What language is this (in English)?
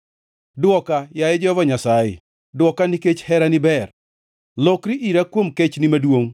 Luo (Kenya and Tanzania)